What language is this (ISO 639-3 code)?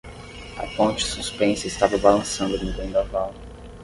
por